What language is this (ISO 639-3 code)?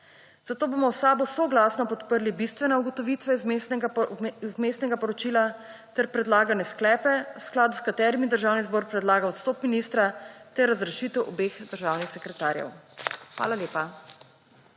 slv